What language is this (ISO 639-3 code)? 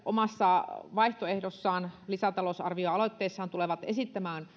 fin